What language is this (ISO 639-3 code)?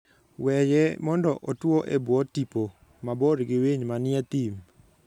luo